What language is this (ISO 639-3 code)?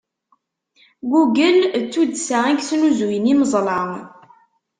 kab